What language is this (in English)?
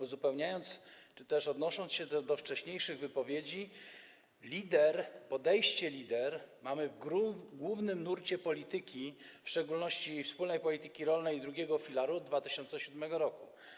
Polish